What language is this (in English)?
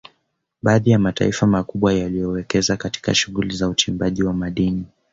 Swahili